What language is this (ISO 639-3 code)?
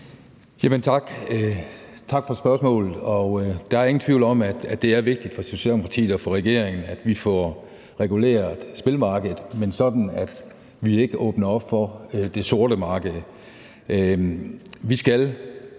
dan